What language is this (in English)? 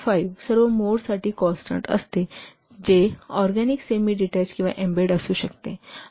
Marathi